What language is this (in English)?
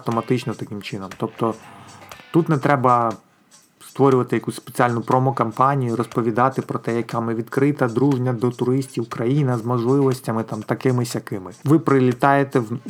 Ukrainian